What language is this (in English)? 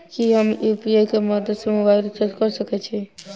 Maithili